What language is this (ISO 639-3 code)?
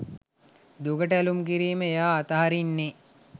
sin